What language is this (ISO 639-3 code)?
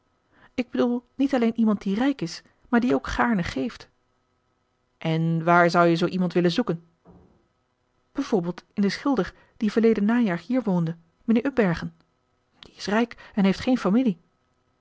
nld